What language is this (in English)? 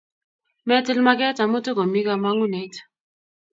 Kalenjin